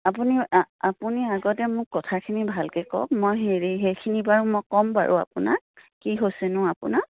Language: Assamese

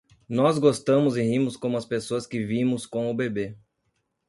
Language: Portuguese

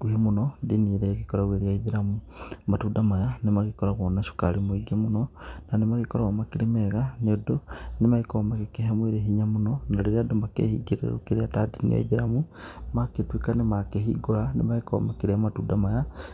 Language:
Kikuyu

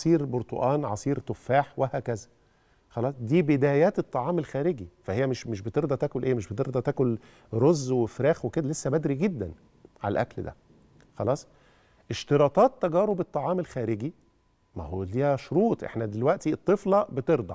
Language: Arabic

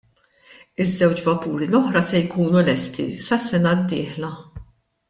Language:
Maltese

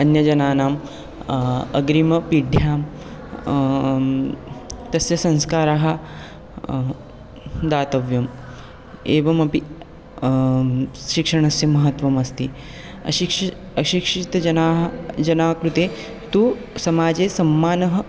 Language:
Sanskrit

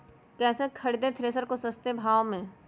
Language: Magahi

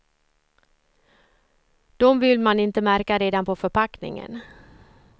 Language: Swedish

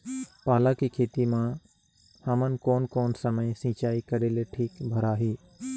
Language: Chhattisgarhi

